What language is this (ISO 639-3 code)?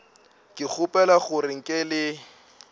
nso